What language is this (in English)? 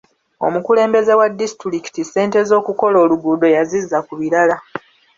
Ganda